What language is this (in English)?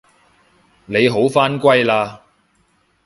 Cantonese